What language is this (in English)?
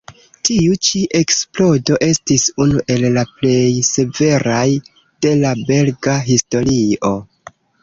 Esperanto